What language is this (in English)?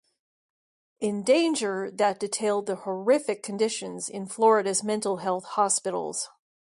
English